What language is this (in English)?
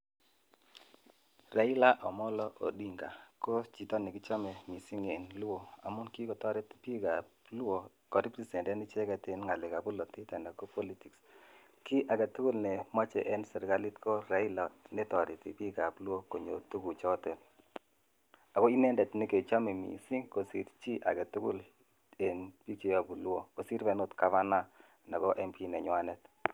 Kalenjin